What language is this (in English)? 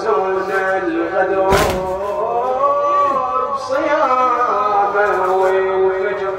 Arabic